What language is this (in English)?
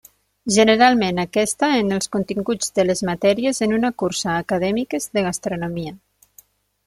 Catalan